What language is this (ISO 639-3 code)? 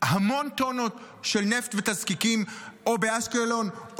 heb